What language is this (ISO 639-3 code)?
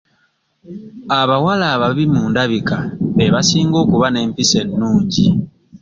lug